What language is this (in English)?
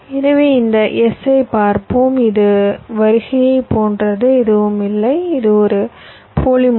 Tamil